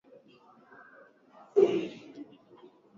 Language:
Swahili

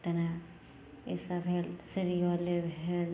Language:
Maithili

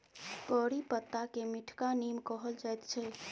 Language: Maithili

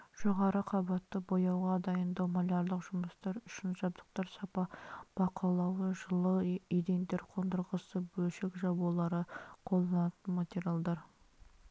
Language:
Kazakh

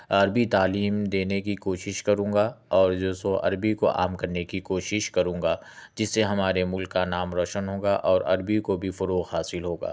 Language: Urdu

